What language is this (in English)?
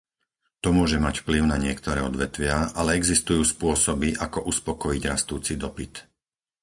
Slovak